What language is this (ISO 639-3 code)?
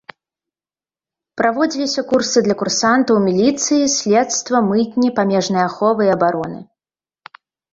bel